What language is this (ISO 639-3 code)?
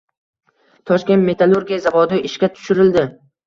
uzb